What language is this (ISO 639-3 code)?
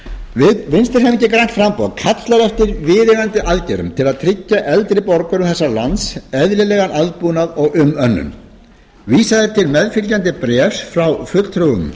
isl